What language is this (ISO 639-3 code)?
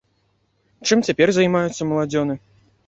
bel